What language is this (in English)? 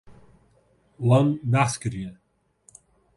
Kurdish